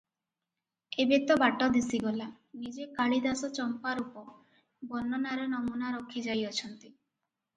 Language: Odia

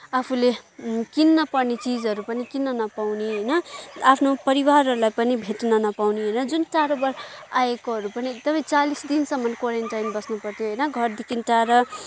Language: Nepali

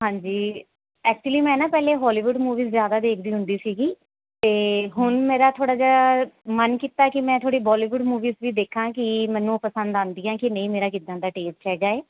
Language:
Punjabi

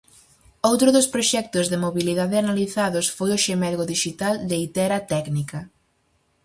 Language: Galician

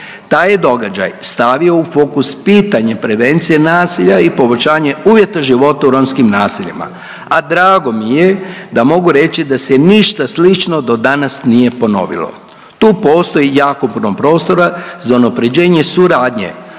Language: Croatian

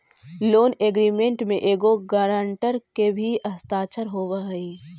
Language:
Magahi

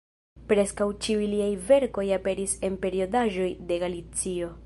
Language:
Esperanto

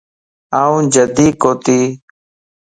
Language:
Lasi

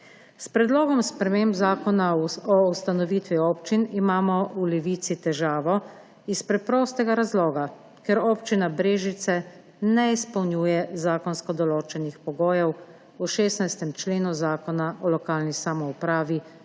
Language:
Slovenian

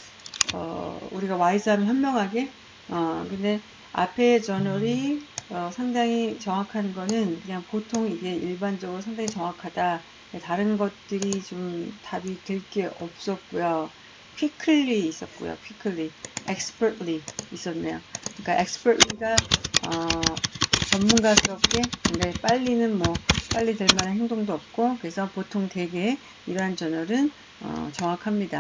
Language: Korean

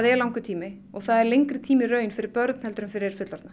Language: Icelandic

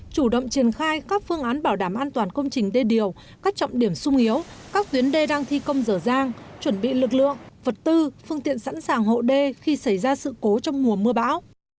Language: Vietnamese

